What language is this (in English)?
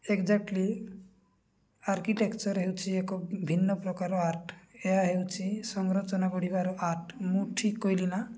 Odia